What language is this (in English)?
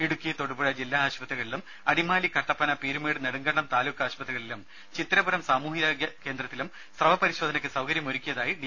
Malayalam